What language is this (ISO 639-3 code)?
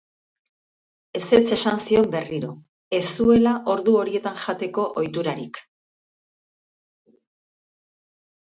eus